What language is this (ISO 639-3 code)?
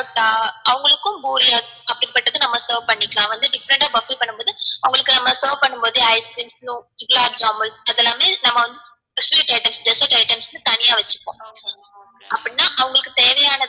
tam